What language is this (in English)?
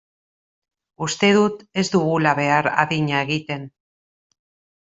Basque